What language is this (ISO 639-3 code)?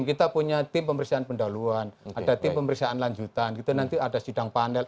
ind